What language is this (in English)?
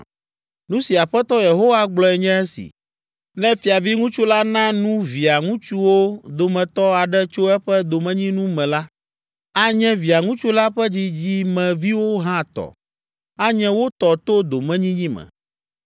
Ewe